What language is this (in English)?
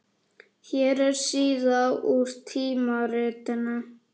Icelandic